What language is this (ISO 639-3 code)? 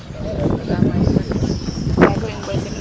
srr